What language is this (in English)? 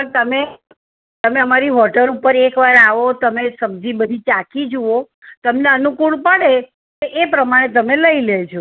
Gujarati